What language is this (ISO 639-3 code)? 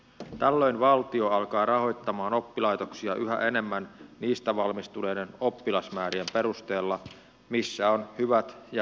fin